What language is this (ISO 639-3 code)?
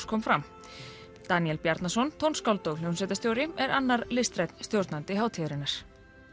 isl